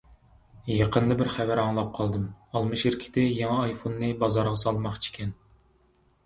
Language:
Uyghur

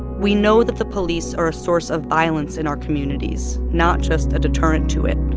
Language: English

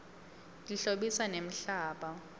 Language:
Swati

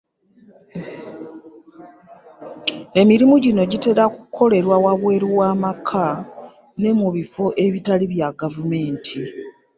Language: Ganda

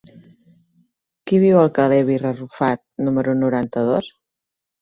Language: Catalan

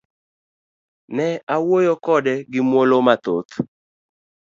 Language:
Luo (Kenya and Tanzania)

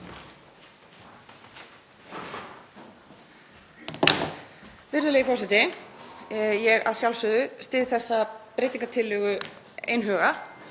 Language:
Icelandic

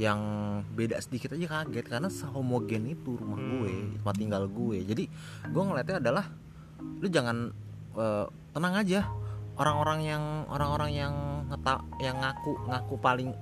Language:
Indonesian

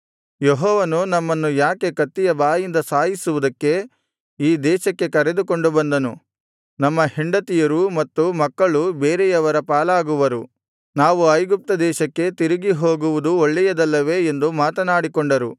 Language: Kannada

